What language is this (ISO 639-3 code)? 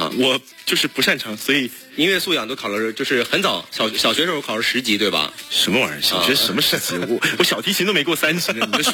zho